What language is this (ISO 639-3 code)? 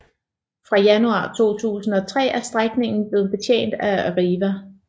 dan